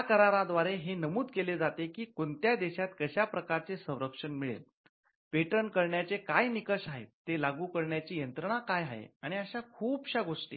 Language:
Marathi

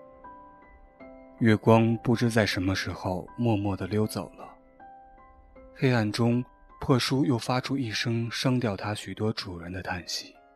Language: Chinese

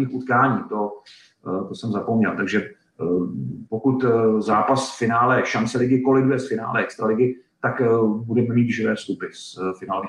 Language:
Czech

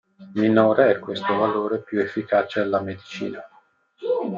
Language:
Italian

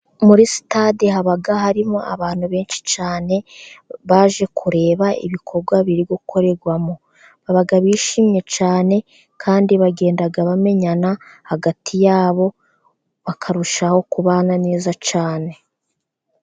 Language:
Kinyarwanda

